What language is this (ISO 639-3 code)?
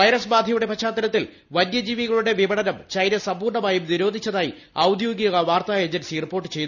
mal